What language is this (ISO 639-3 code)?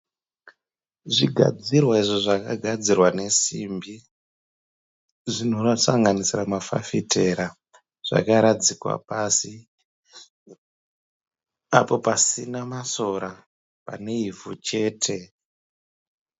sna